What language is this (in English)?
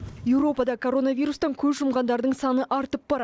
Kazakh